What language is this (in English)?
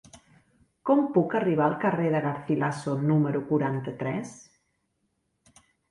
Catalan